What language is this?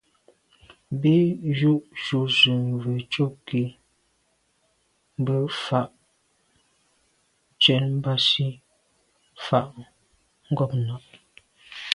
Medumba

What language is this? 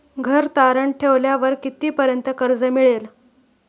Marathi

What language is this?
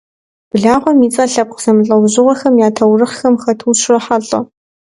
Kabardian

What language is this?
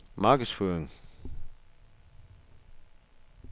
Danish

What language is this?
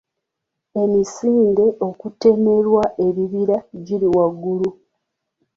Ganda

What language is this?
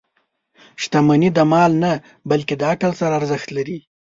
Pashto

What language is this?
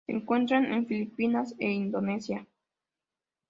Spanish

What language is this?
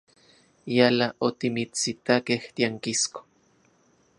Central Puebla Nahuatl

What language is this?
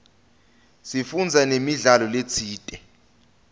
Swati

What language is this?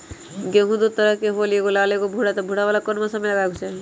Magahi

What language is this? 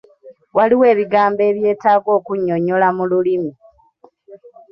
Ganda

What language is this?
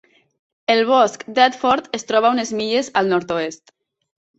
Catalan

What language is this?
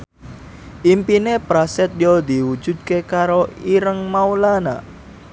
Javanese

